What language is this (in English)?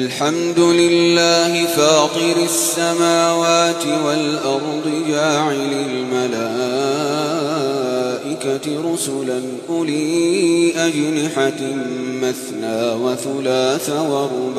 Arabic